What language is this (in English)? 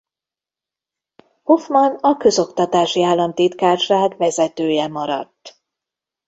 Hungarian